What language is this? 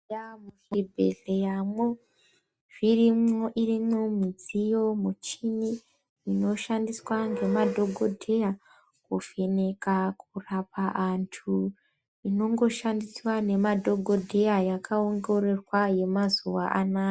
Ndau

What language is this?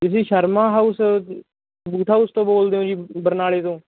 Punjabi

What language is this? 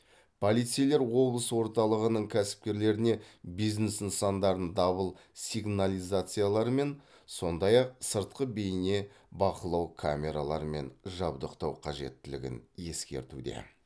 Kazakh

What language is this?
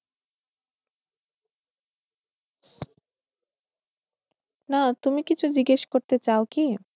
Bangla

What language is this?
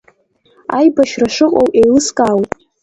Abkhazian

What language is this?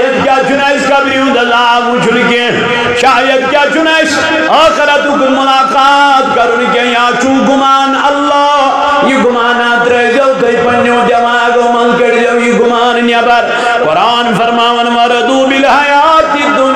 Arabic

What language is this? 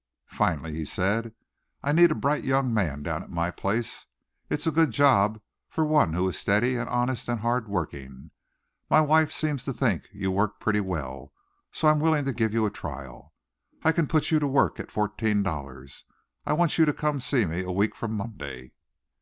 English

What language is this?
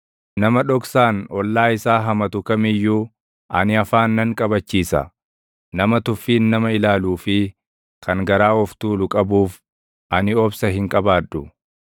Oromo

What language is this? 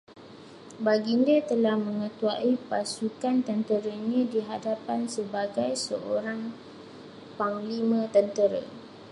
Malay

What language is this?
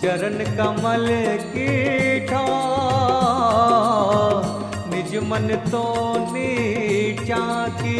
Hindi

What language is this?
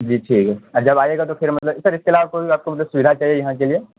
Urdu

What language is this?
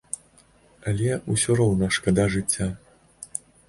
Belarusian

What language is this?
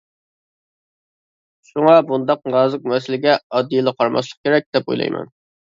Uyghur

